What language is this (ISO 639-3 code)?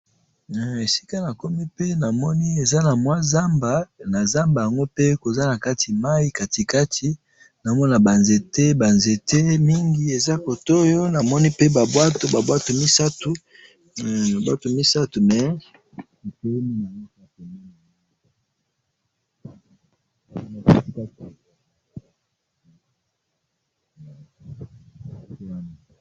lin